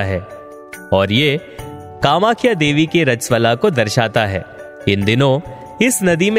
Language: Hindi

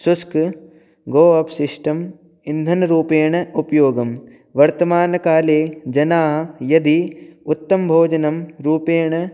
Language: Sanskrit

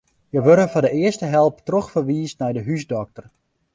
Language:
Western Frisian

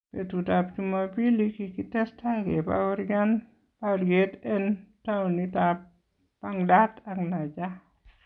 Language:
Kalenjin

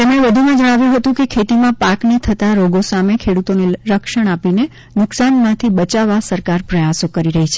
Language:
Gujarati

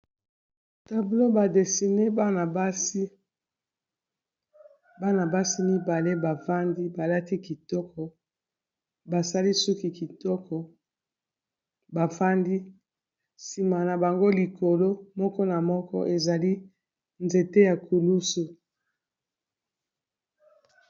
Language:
Lingala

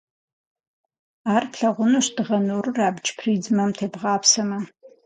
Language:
Kabardian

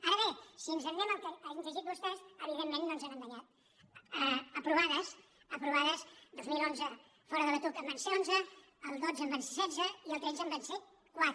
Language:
Catalan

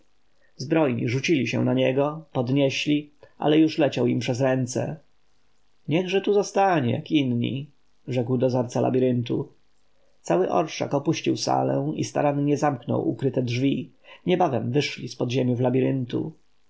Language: Polish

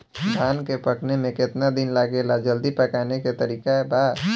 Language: Bhojpuri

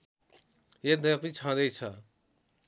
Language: Nepali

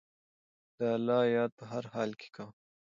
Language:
Pashto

